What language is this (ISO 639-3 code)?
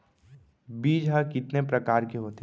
hne